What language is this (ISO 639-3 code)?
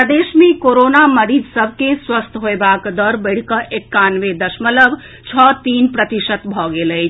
mai